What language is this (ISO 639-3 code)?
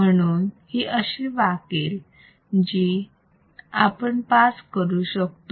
mar